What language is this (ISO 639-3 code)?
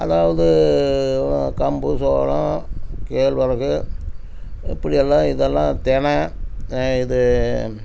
tam